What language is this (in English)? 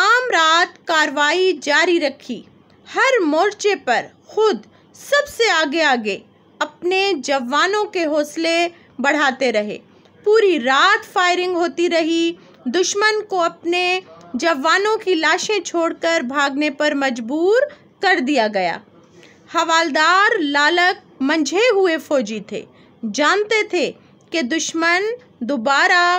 Hindi